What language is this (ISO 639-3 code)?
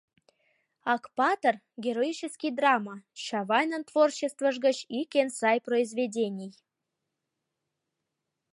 chm